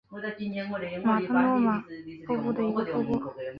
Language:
Chinese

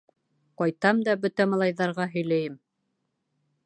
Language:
Bashkir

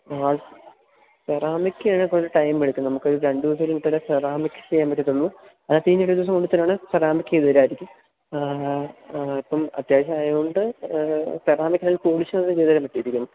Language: Malayalam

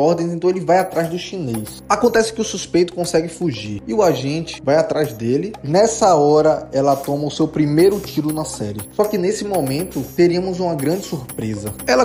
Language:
Portuguese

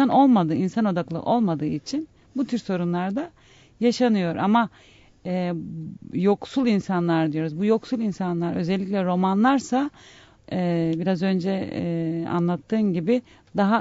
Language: Turkish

